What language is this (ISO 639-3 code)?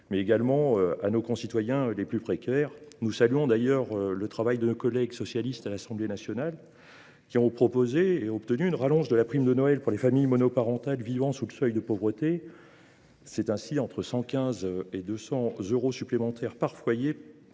fra